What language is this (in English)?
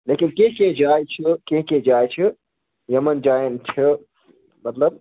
Kashmiri